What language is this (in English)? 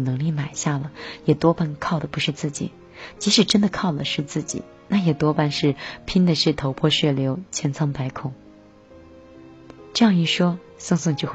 Chinese